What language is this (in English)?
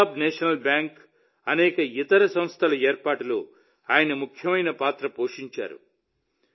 Telugu